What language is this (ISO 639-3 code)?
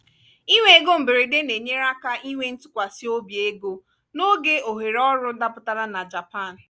ibo